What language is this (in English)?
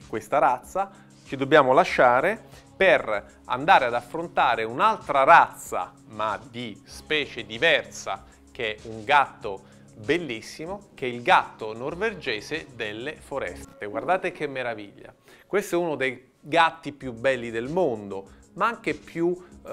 Italian